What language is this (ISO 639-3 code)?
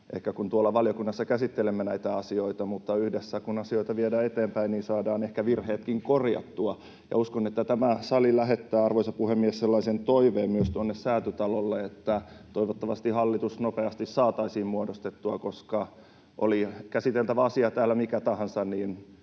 fin